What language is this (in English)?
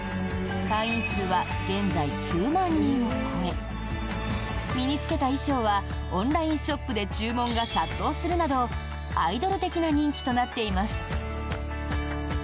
Japanese